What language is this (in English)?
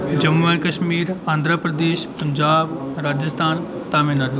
Dogri